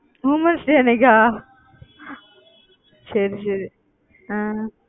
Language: Tamil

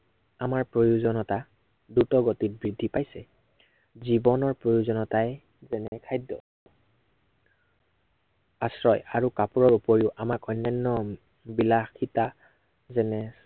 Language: Assamese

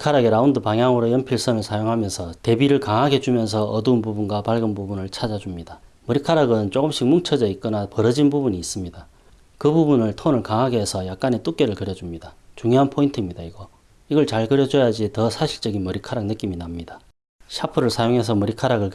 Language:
Korean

